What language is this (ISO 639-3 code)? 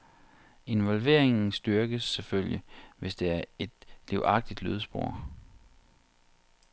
dan